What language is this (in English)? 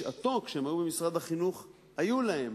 Hebrew